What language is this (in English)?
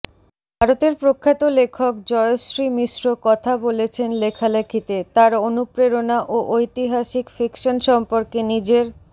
Bangla